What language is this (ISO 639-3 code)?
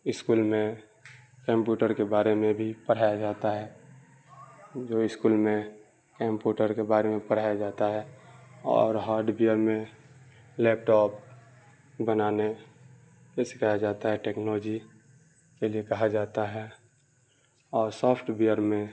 urd